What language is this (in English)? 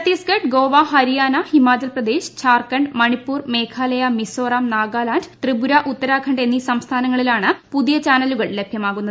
Malayalam